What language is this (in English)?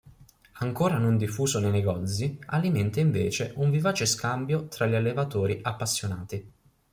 Italian